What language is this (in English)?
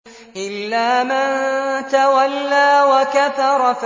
Arabic